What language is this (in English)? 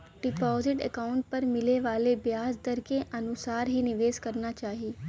Bhojpuri